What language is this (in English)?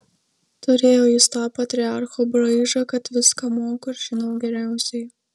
Lithuanian